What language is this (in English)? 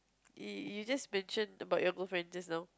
English